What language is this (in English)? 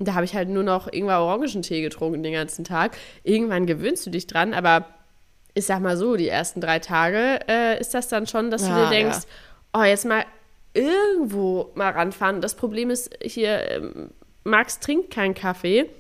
German